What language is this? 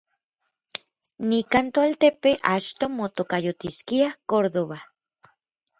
Orizaba Nahuatl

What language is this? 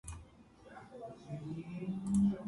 Georgian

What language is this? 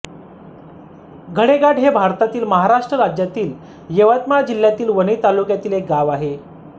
Marathi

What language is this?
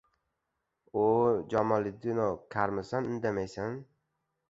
Uzbek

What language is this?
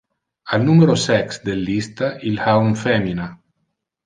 Interlingua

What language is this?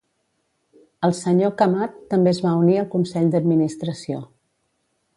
Catalan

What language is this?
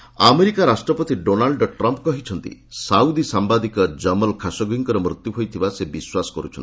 Odia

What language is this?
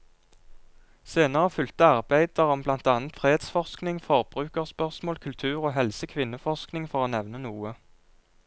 Norwegian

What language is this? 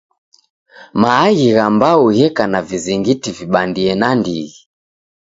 Taita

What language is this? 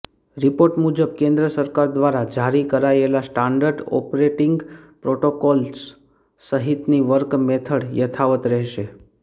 Gujarati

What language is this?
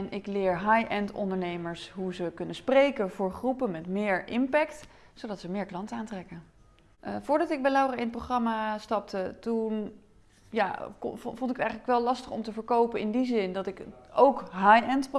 Dutch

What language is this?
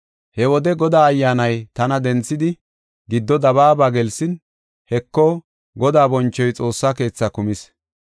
Gofa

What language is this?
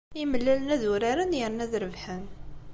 Kabyle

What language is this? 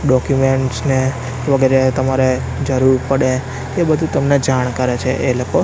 Gujarati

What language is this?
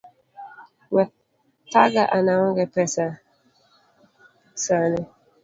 Luo (Kenya and Tanzania)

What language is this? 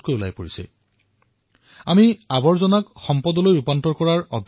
Assamese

